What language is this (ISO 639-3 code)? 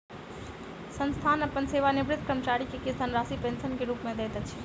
mai